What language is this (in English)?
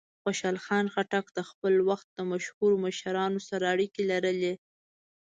Pashto